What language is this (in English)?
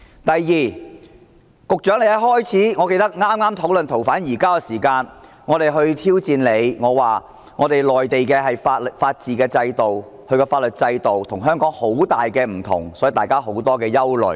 Cantonese